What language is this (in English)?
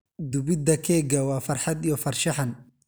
Somali